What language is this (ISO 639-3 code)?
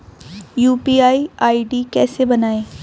hin